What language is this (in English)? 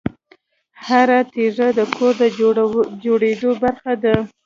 Pashto